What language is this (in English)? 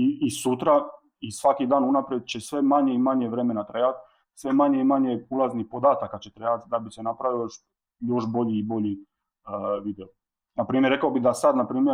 Croatian